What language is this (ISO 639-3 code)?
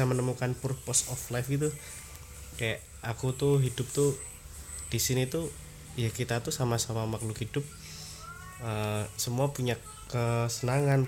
ind